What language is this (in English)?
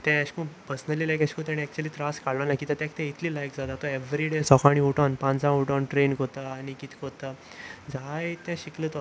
Konkani